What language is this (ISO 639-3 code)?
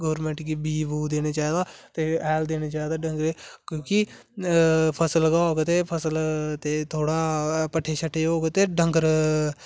doi